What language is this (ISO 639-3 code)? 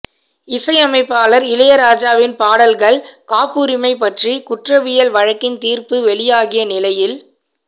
tam